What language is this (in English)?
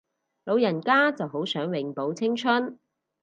Cantonese